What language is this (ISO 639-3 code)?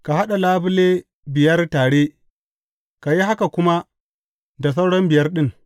hau